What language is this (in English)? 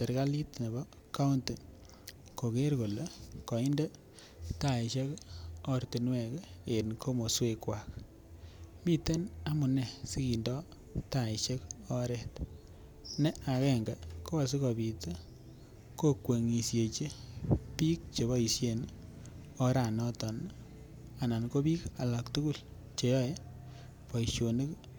Kalenjin